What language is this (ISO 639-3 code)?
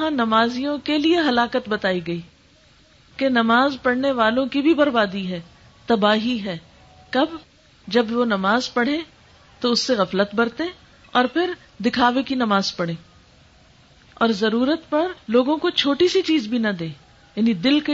urd